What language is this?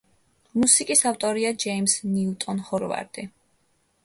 Georgian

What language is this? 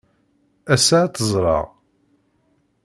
Kabyle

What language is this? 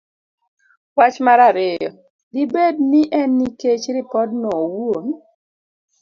Luo (Kenya and Tanzania)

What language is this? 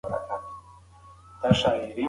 Pashto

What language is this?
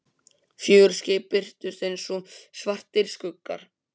Icelandic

